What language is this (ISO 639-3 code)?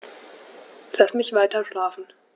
deu